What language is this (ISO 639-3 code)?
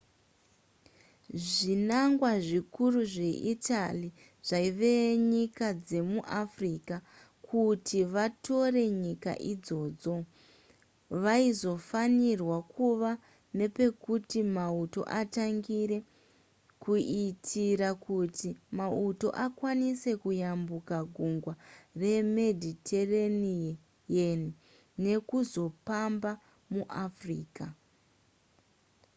sna